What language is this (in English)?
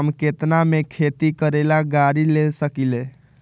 Magahi